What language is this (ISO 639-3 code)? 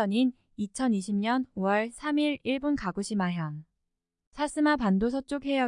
kor